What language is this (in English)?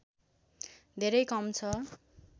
Nepali